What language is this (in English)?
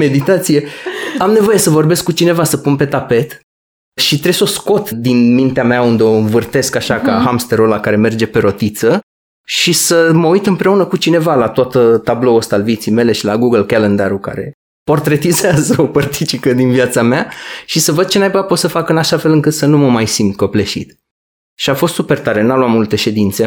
Romanian